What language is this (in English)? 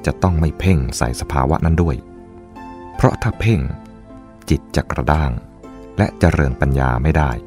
Thai